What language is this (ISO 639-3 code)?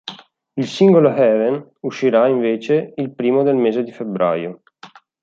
ita